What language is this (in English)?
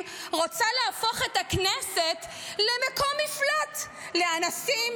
Hebrew